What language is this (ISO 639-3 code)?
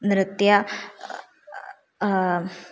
san